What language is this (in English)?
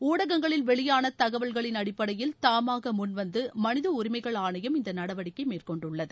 Tamil